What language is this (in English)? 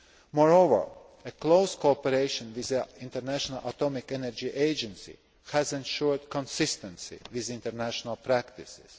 English